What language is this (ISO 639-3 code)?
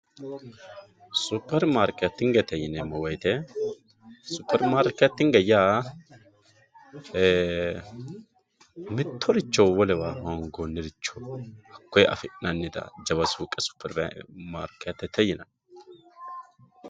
sid